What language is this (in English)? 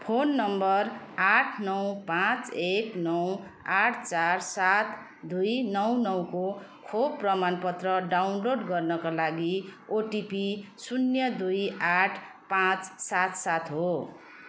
Nepali